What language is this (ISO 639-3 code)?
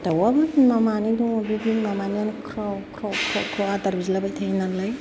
brx